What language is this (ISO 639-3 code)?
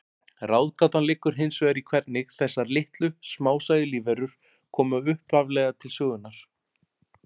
isl